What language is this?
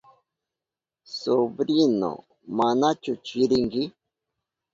Southern Pastaza Quechua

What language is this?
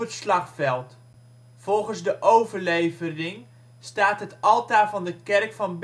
Dutch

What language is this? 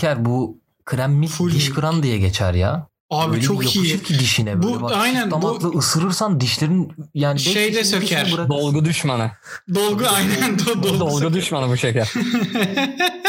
Turkish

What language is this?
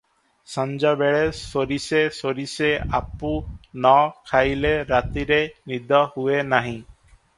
Odia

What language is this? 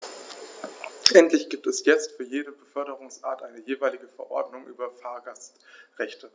German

